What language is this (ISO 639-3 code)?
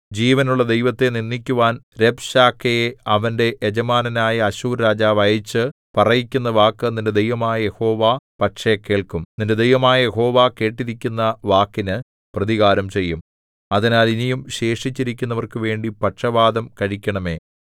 mal